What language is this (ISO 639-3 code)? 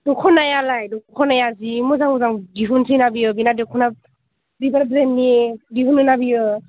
brx